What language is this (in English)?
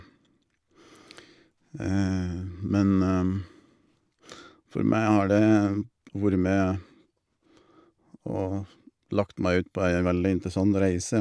Norwegian